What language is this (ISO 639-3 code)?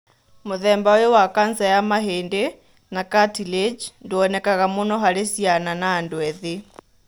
kik